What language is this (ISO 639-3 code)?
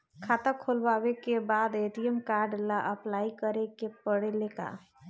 bho